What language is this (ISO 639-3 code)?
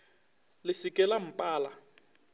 nso